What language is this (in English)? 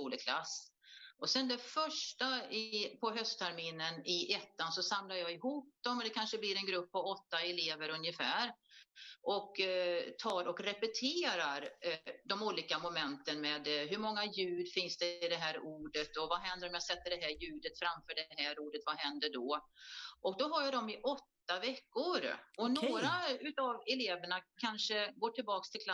Swedish